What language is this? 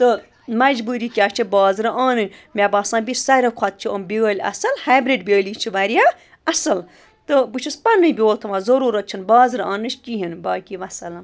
Kashmiri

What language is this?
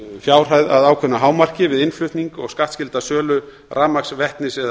Icelandic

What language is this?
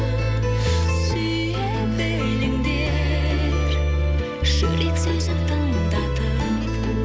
Kazakh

